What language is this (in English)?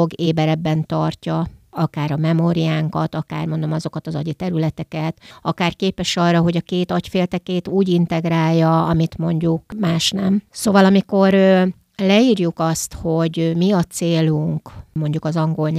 Hungarian